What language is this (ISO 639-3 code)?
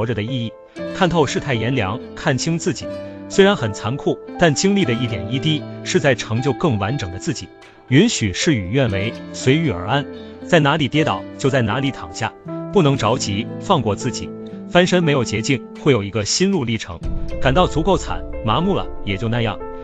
zho